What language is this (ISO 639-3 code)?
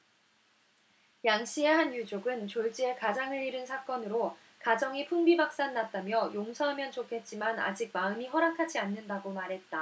kor